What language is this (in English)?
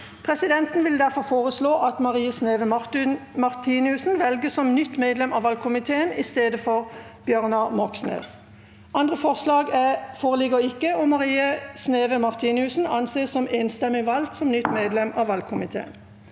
Norwegian